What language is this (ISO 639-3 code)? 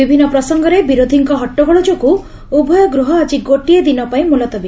ori